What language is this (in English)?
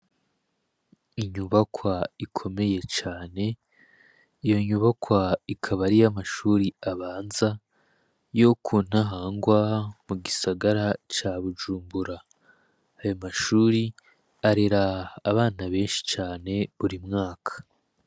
Rundi